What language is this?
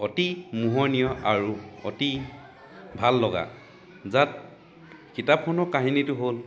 Assamese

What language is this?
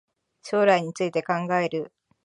Japanese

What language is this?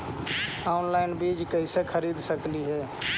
Magahi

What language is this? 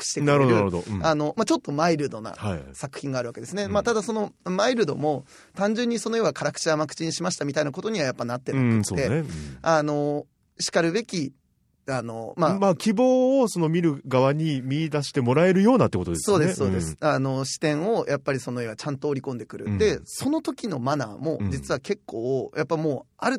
Japanese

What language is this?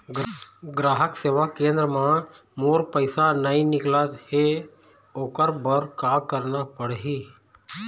Chhattisgarhi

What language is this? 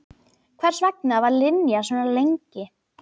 Icelandic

